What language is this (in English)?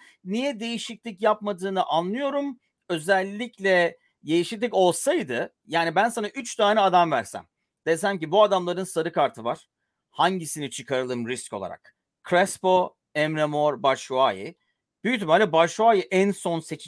Turkish